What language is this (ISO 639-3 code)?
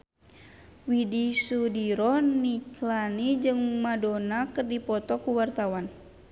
sun